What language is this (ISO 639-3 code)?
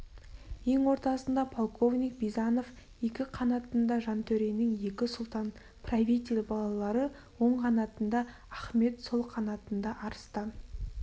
kaz